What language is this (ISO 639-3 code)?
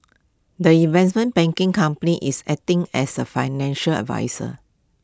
eng